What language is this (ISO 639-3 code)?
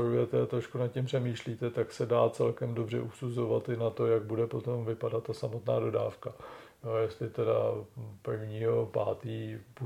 ces